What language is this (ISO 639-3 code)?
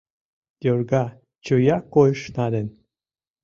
chm